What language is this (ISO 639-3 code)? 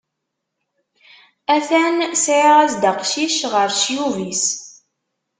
kab